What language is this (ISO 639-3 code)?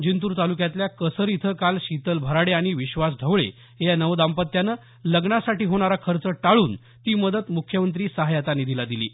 mar